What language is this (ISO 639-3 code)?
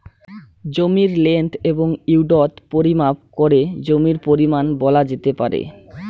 ben